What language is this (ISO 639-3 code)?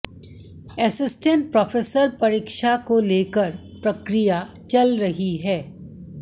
hin